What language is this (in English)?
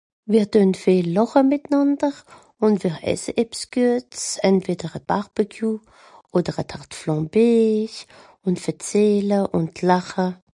Swiss German